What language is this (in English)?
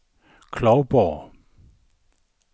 Danish